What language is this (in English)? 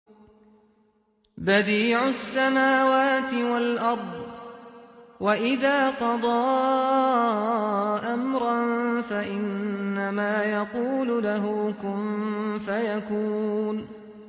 Arabic